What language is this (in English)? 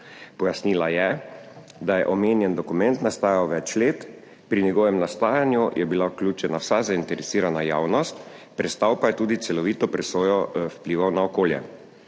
Slovenian